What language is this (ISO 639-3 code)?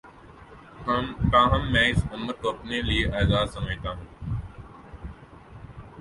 urd